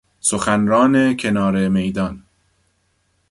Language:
Persian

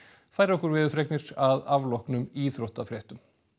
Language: Icelandic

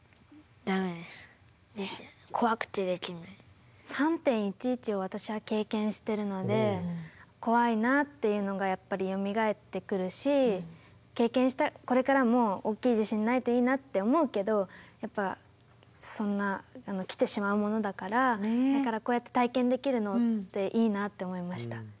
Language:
Japanese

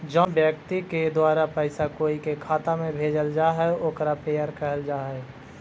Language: Magahi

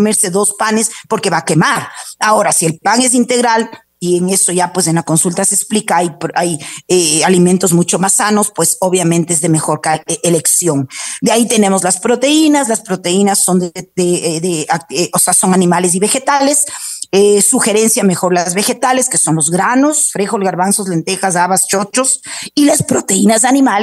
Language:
Spanish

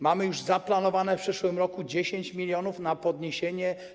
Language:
Polish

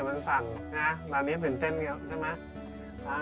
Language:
Thai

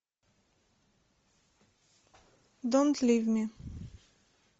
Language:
Russian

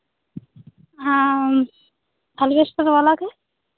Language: Santali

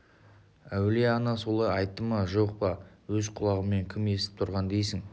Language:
Kazakh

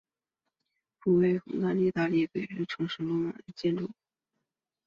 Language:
Chinese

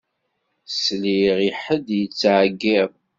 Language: Kabyle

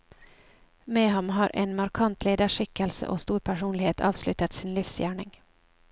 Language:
Norwegian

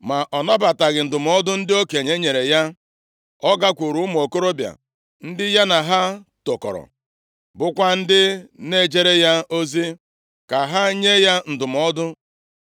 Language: Igbo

